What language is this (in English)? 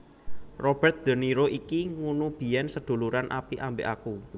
Javanese